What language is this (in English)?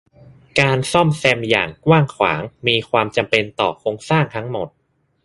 Thai